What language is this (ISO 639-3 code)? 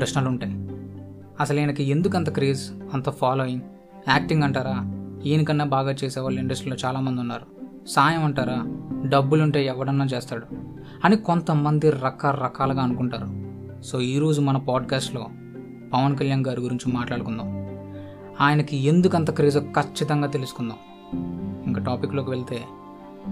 tel